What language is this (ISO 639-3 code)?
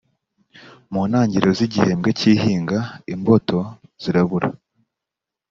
kin